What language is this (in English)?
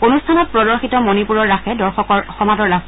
Assamese